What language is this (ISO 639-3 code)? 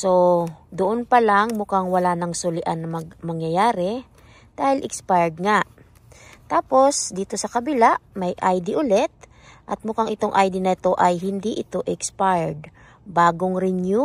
fil